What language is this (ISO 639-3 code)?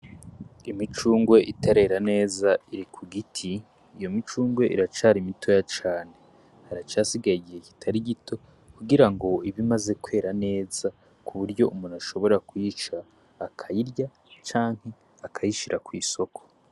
run